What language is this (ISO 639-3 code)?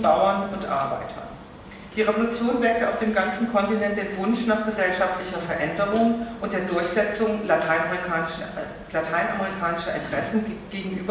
deu